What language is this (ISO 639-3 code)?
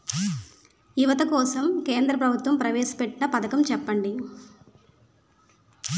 tel